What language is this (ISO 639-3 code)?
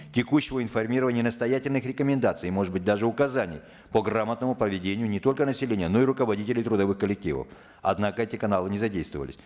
kaz